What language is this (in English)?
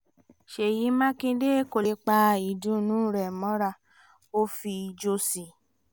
Yoruba